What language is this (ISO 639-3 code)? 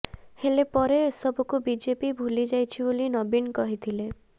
ori